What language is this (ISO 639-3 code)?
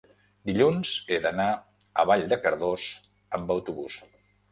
cat